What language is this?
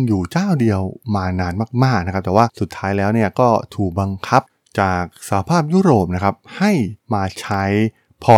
Thai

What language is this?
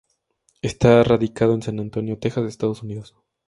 Spanish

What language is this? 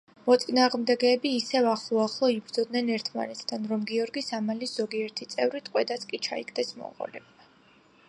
Georgian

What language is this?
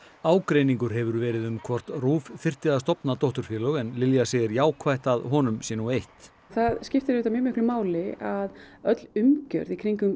Icelandic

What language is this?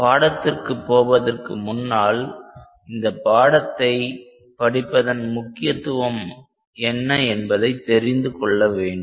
Tamil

